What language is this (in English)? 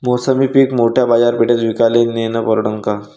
Marathi